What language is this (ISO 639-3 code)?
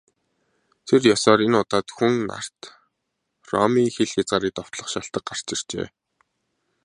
mon